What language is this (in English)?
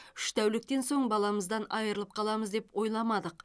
Kazakh